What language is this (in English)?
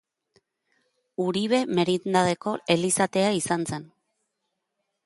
Basque